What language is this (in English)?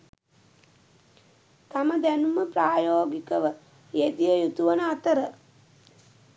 Sinhala